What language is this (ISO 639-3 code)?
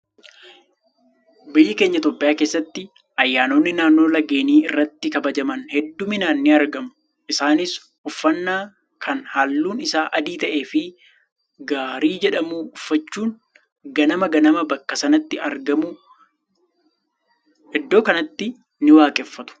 orm